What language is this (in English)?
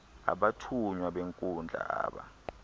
Xhosa